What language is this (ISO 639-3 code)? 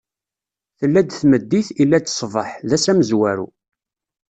kab